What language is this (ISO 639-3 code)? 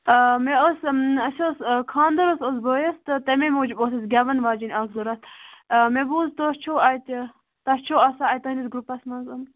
kas